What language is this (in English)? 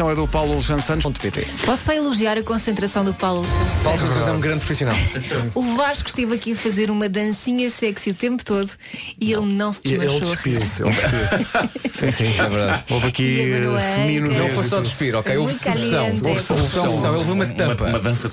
Portuguese